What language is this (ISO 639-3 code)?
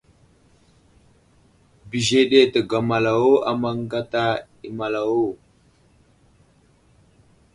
udl